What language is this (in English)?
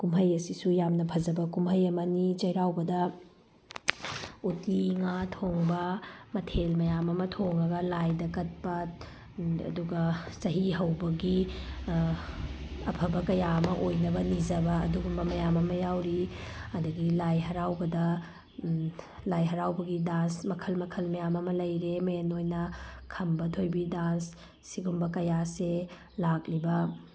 Manipuri